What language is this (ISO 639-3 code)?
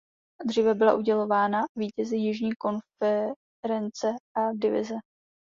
ces